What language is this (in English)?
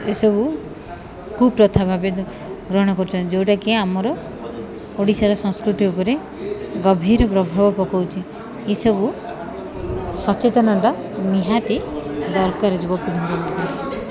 Odia